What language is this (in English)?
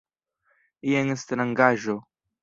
Esperanto